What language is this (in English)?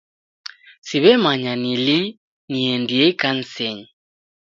Taita